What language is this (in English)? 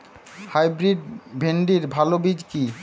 Bangla